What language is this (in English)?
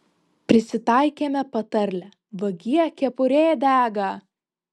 Lithuanian